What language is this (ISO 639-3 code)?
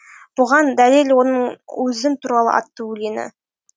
kaz